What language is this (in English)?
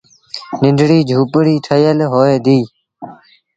Sindhi Bhil